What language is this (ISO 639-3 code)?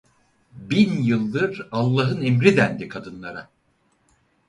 tur